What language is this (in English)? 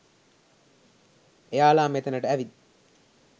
Sinhala